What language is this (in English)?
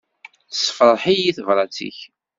Kabyle